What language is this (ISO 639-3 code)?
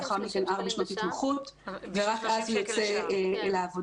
heb